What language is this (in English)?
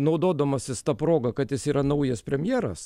Lithuanian